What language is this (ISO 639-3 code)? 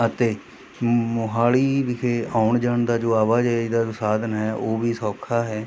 pan